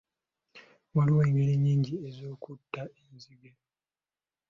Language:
Ganda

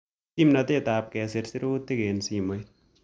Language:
Kalenjin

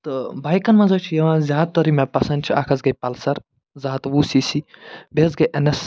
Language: Kashmiri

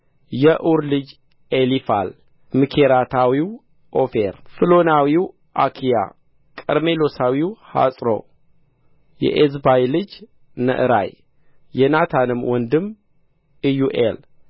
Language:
Amharic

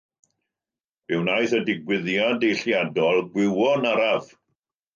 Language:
Welsh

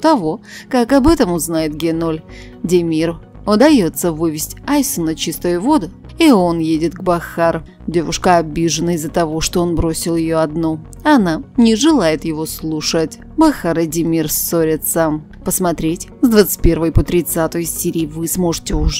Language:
Russian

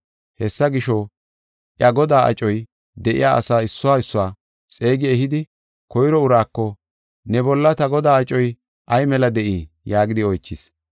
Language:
Gofa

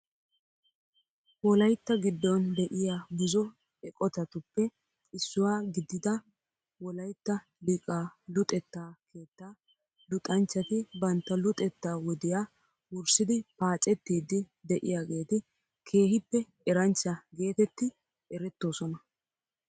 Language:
Wolaytta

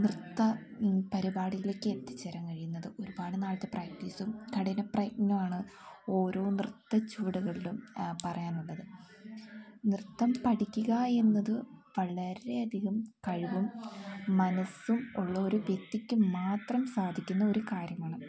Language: Malayalam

